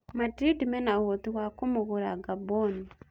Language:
Kikuyu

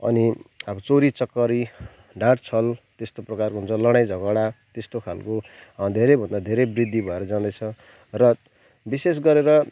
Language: Nepali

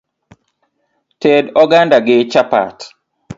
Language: Luo (Kenya and Tanzania)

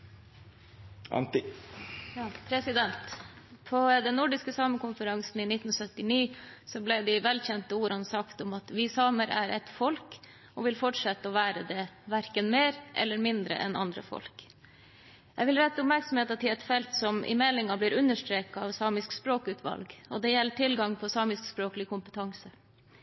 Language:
Norwegian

